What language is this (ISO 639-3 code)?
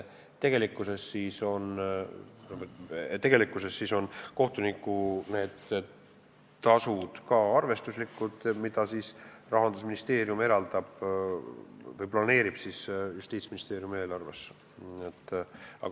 est